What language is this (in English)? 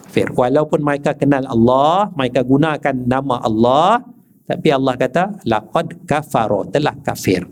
Malay